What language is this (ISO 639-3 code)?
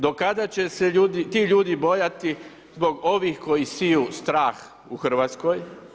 hrv